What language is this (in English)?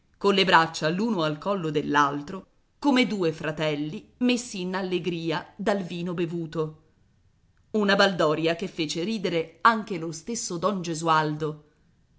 Italian